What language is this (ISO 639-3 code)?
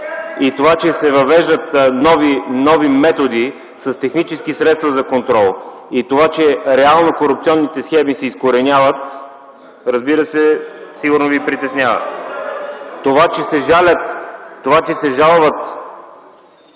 bul